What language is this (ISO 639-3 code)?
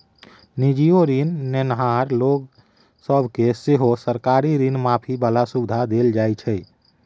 mai